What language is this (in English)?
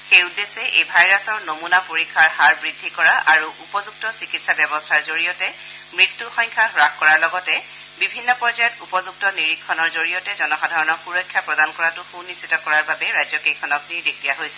Assamese